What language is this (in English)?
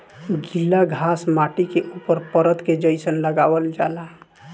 Bhojpuri